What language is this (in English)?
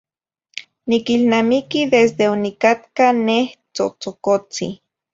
Zacatlán-Ahuacatlán-Tepetzintla Nahuatl